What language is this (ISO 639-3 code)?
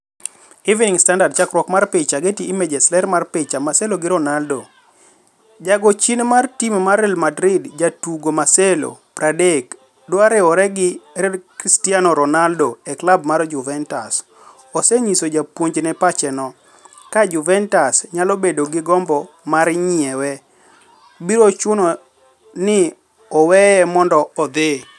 luo